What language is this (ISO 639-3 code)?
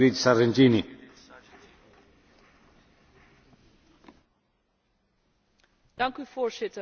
nld